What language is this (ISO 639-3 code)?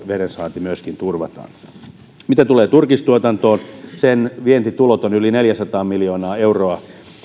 fin